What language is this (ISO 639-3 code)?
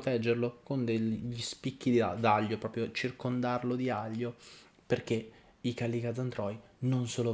ita